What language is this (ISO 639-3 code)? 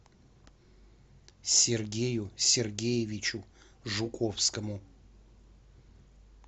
rus